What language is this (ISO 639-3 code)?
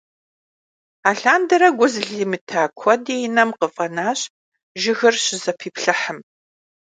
kbd